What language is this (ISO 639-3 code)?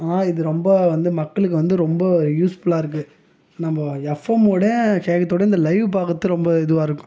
tam